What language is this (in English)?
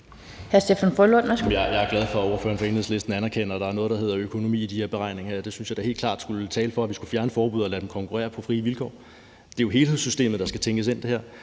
Danish